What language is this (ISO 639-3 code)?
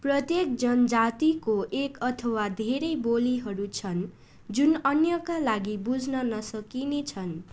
nep